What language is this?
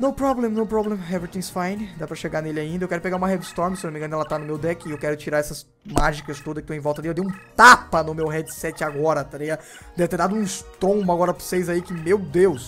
Portuguese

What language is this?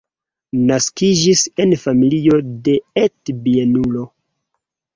Esperanto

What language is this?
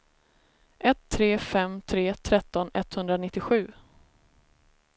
Swedish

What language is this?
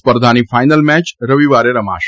Gujarati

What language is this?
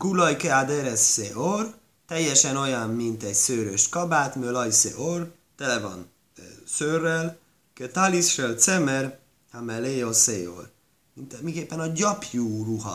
Hungarian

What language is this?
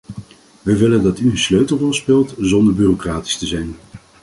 Dutch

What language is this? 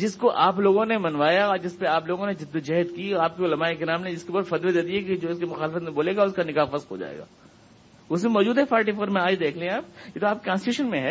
Urdu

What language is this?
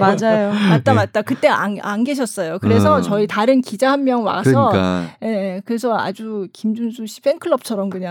Korean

